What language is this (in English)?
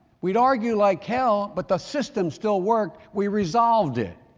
English